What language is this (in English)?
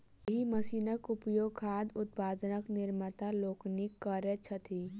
Maithili